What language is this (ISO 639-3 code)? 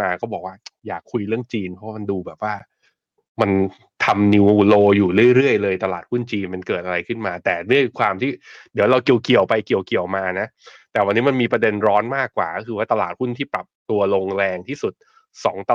tha